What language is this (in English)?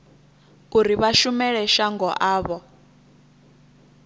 Venda